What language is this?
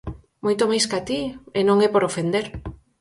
Galician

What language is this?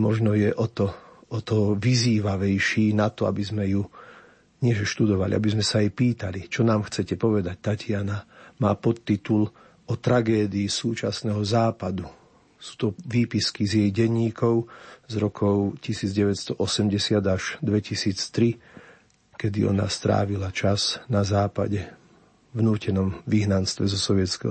Slovak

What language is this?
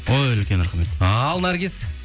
Kazakh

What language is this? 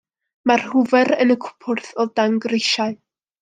Welsh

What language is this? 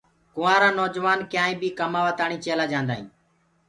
Gurgula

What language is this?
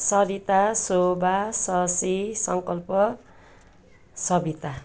Nepali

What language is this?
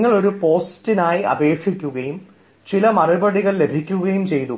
Malayalam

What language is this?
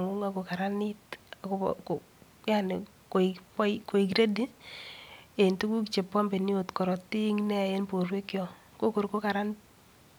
Kalenjin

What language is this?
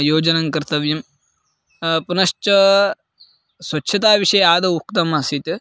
Sanskrit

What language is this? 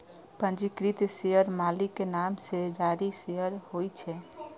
Maithili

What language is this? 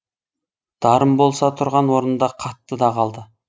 Kazakh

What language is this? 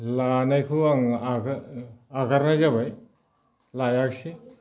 Bodo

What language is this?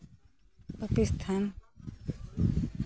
Santali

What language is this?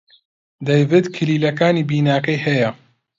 Central Kurdish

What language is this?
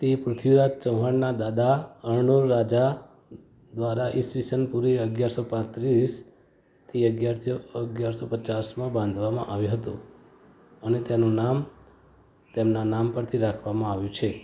Gujarati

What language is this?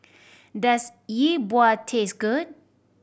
English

